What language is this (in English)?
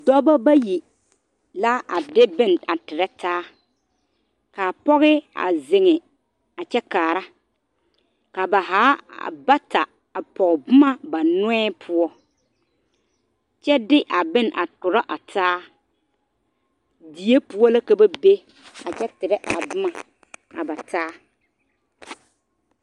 Southern Dagaare